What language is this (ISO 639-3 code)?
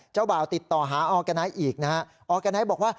tha